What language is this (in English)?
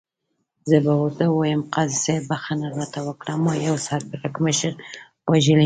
Pashto